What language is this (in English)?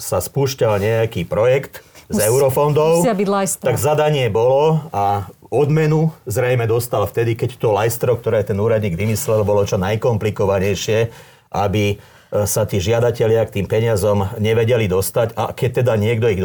Slovak